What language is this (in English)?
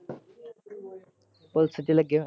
Punjabi